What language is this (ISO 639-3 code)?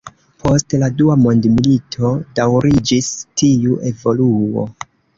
epo